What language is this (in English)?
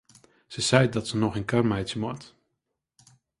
Western Frisian